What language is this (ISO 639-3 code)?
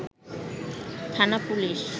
ben